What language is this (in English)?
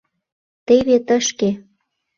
Mari